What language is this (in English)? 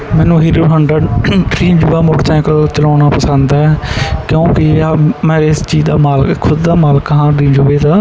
Punjabi